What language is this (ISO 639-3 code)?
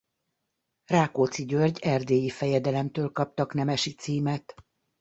hun